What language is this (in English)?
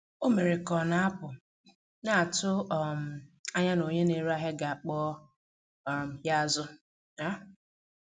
Igbo